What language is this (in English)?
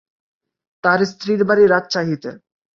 Bangla